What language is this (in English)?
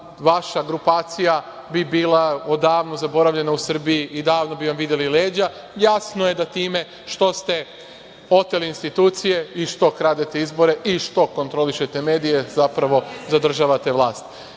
Serbian